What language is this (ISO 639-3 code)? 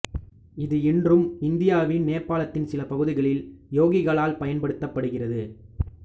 tam